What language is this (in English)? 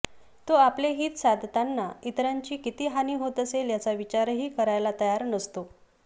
Marathi